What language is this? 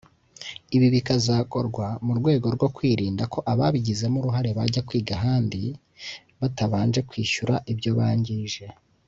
Kinyarwanda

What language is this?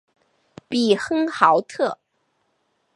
Chinese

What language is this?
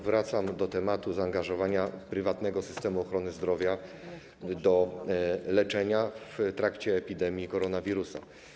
Polish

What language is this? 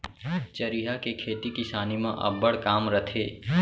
Chhattisgarhi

